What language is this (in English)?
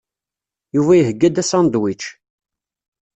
Kabyle